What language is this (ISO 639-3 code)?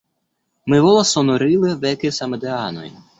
epo